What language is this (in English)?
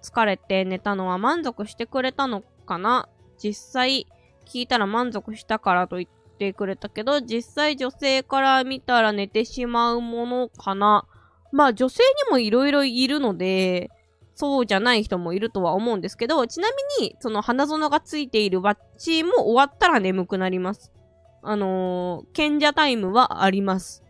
Japanese